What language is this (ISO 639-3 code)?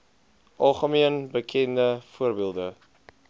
afr